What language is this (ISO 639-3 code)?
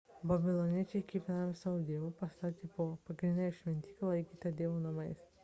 lit